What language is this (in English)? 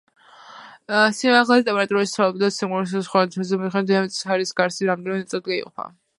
Georgian